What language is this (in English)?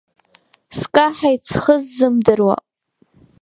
Abkhazian